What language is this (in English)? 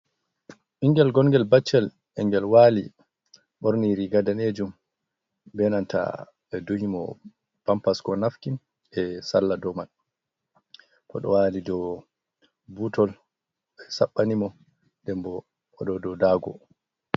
Fula